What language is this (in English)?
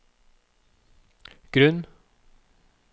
Norwegian